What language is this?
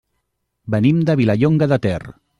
Catalan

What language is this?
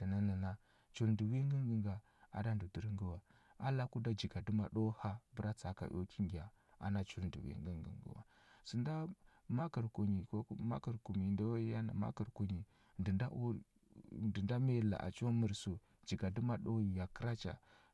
Huba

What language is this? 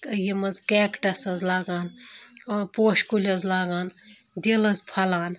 Kashmiri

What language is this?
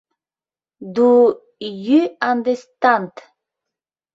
Mari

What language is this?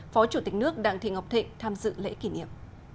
Vietnamese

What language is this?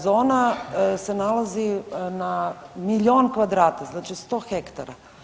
Croatian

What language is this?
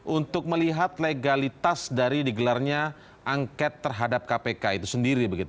Indonesian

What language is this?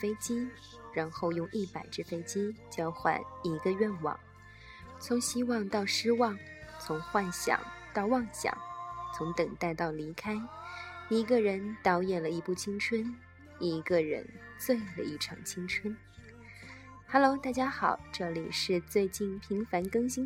Chinese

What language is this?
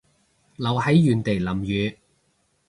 Cantonese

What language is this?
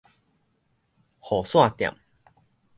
Min Nan Chinese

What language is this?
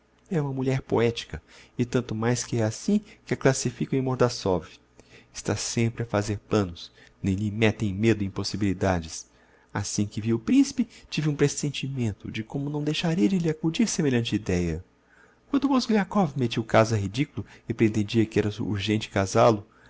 Portuguese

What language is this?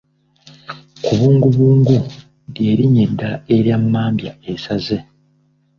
Ganda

